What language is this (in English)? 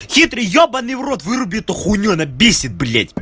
Russian